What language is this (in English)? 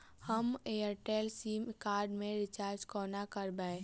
Maithili